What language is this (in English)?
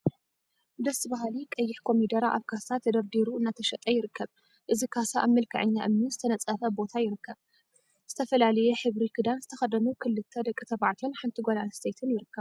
Tigrinya